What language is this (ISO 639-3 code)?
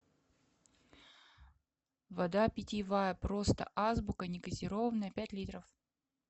rus